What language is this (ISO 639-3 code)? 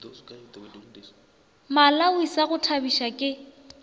nso